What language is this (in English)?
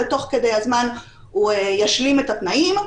Hebrew